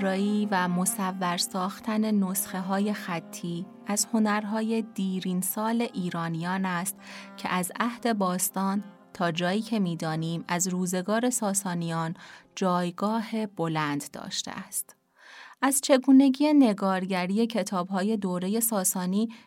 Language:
Persian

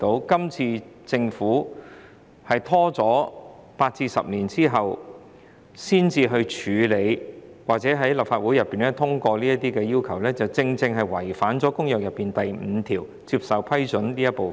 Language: Cantonese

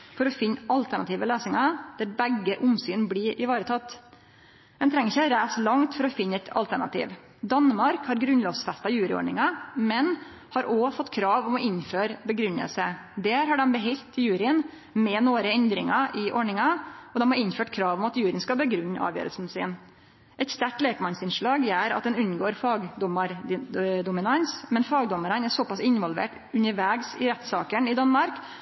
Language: Norwegian Nynorsk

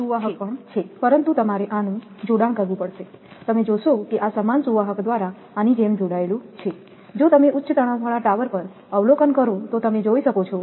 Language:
Gujarati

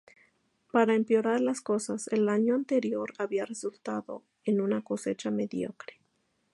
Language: Spanish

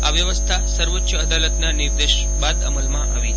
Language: Gujarati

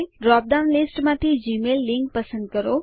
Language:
Gujarati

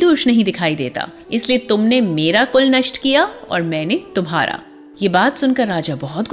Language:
Hindi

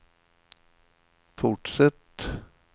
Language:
Swedish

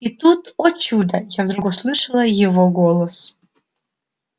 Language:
Russian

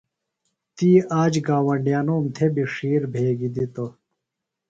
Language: Phalura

